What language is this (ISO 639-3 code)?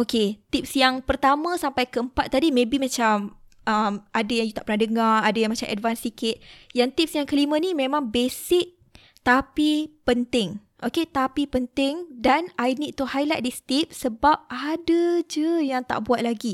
msa